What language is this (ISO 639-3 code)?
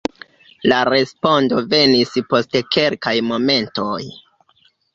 epo